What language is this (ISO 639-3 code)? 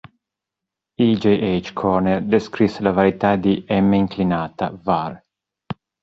ita